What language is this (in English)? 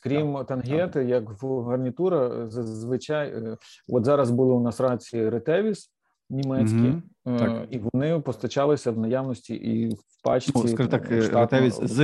Ukrainian